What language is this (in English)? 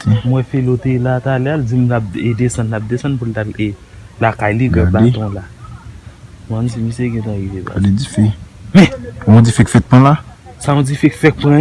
French